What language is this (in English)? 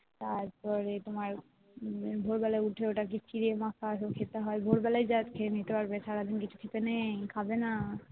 Bangla